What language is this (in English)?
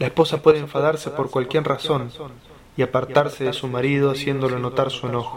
Spanish